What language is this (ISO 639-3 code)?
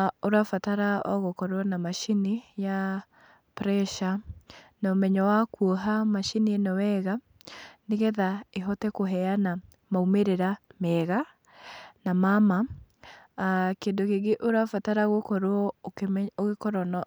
kik